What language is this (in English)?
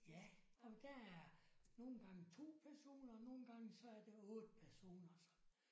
Danish